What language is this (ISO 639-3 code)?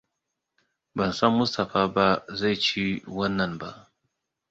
hau